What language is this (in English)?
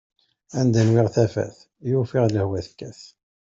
Kabyle